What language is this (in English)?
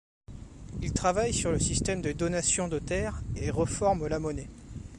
French